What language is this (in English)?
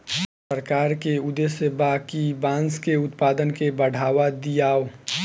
Bhojpuri